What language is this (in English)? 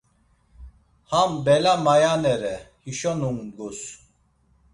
Laz